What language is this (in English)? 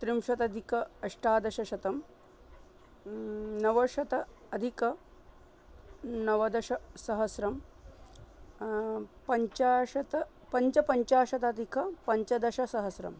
Sanskrit